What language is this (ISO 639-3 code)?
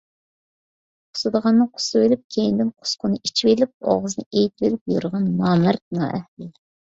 uig